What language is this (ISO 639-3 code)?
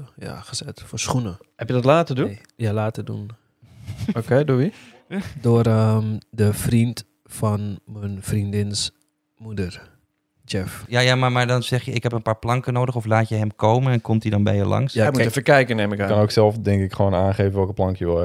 nld